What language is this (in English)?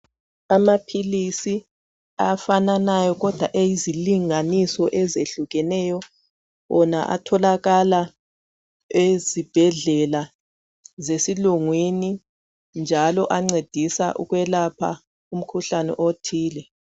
North Ndebele